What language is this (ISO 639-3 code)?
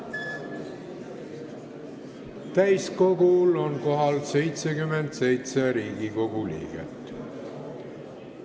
est